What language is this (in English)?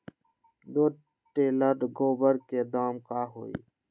Magahi